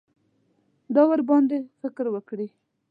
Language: Pashto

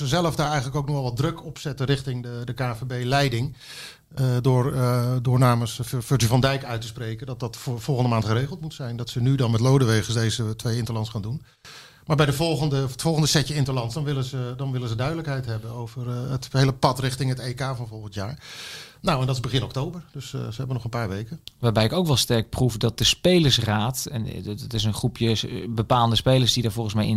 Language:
Dutch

